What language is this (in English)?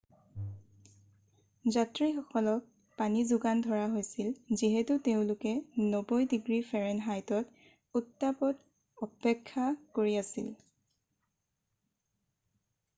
Assamese